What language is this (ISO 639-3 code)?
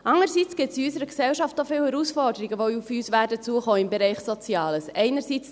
gsw